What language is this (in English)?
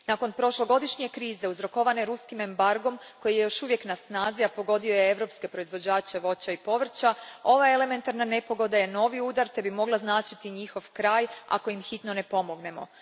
Croatian